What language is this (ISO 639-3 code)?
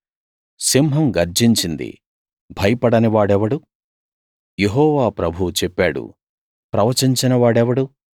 tel